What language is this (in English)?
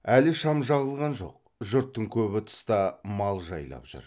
Kazakh